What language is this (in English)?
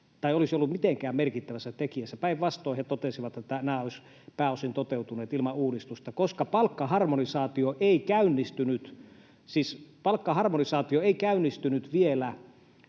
Finnish